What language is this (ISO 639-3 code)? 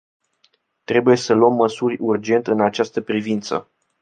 ron